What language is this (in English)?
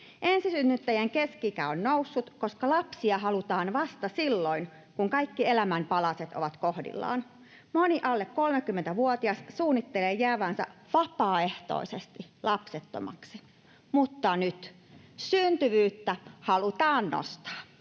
Finnish